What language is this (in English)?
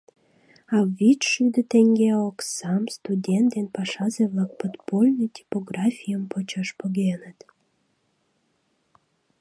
Mari